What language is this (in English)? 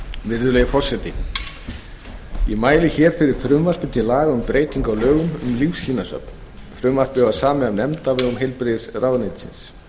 Icelandic